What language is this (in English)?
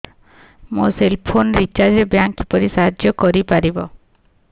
Odia